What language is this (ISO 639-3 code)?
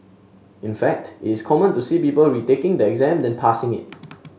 eng